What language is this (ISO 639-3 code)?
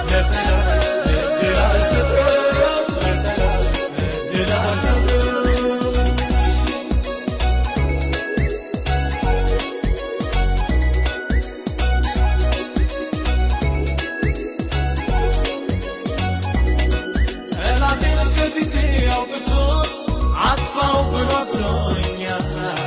amh